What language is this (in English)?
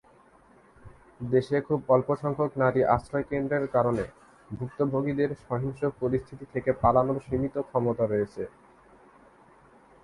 Bangla